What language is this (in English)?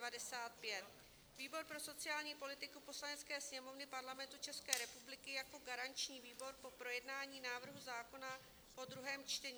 Czech